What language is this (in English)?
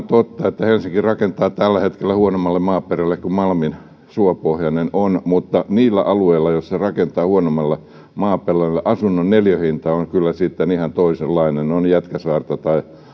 Finnish